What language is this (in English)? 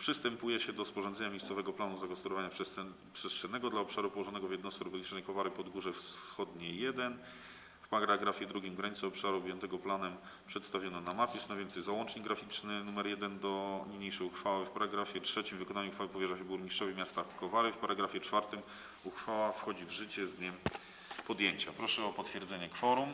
Polish